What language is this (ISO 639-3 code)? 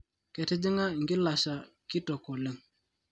mas